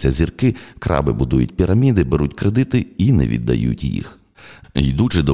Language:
Ukrainian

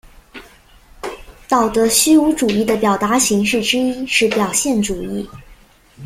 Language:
Chinese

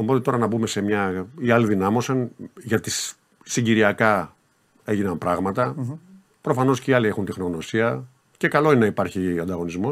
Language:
Greek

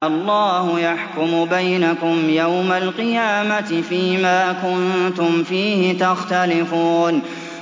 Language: Arabic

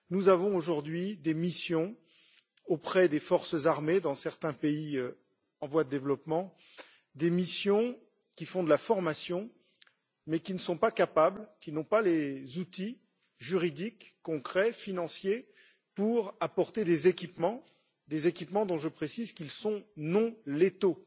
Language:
French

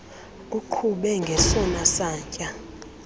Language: Xhosa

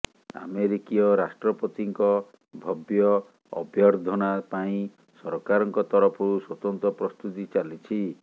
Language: Odia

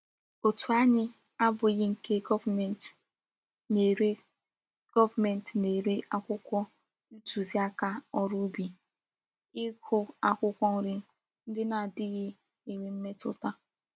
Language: Igbo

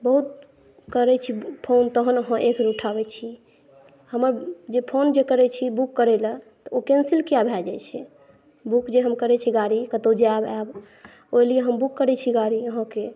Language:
Maithili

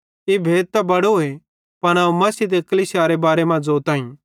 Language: Bhadrawahi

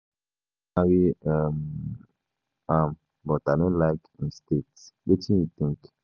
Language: Nigerian Pidgin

